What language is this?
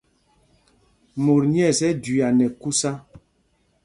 Mpumpong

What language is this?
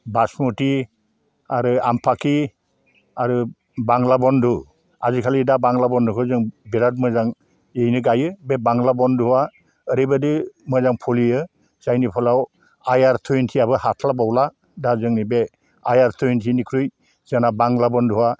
Bodo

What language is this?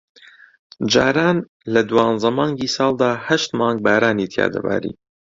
Central Kurdish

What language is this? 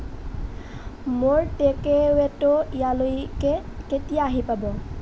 Assamese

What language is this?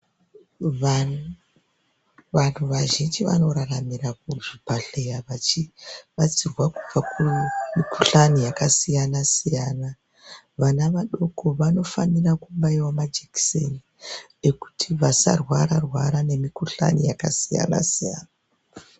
Ndau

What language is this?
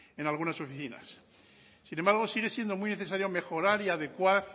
Spanish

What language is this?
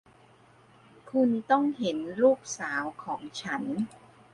Thai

